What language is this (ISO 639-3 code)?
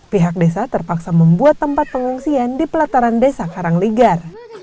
ind